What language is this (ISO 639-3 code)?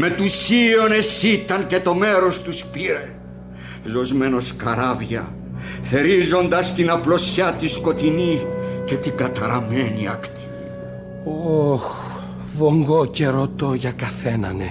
ell